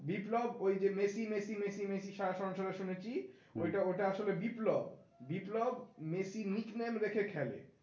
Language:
Bangla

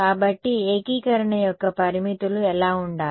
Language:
Telugu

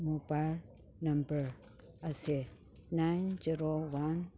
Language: Manipuri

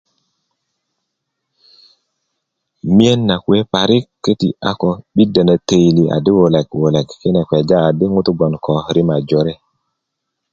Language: Kuku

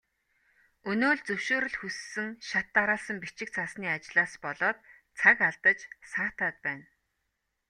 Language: Mongolian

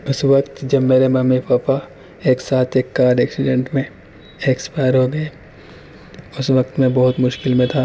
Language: Urdu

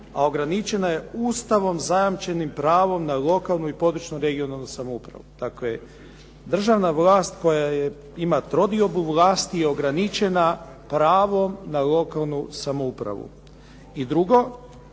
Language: Croatian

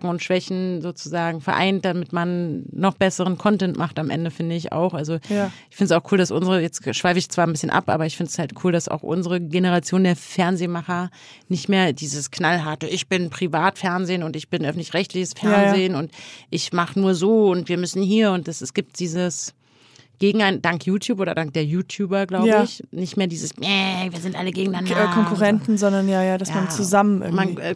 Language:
German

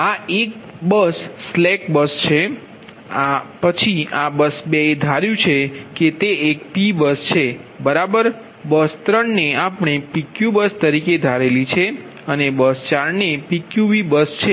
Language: Gujarati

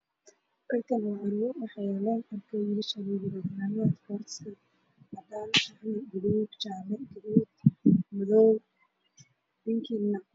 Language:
Somali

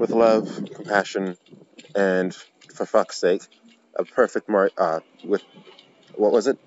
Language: English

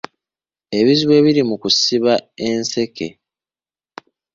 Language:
Ganda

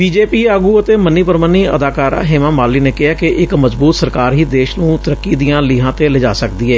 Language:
Punjabi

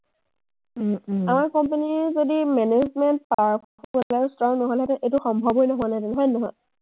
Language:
Assamese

